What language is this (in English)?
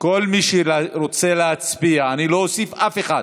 Hebrew